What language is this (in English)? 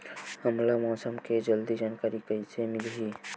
Chhattisgarhi